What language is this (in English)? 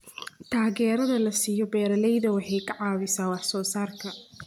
Somali